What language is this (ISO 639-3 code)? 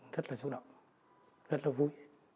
vie